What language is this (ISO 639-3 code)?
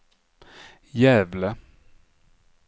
swe